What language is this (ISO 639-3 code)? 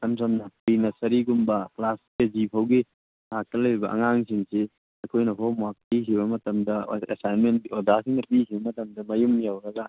mni